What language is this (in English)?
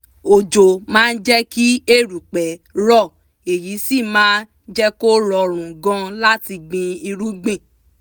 Yoruba